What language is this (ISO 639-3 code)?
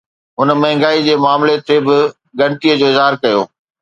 snd